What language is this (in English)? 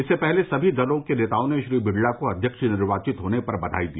Hindi